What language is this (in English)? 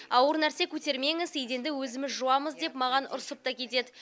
Kazakh